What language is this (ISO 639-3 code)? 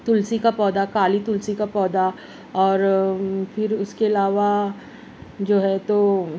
urd